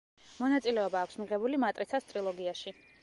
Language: Georgian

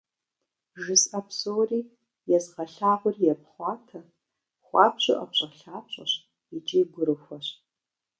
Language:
Kabardian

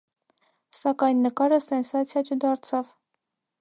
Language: Armenian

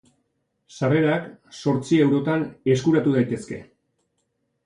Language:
Basque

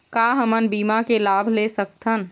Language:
Chhattisgarhi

